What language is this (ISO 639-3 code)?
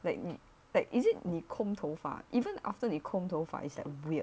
eng